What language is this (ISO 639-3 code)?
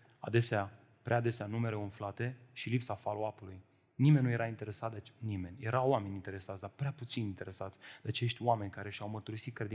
ron